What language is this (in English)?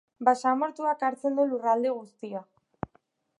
Basque